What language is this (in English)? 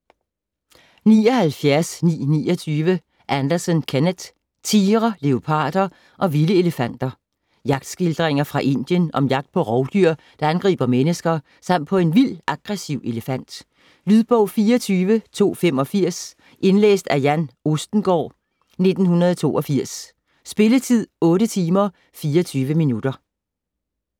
Danish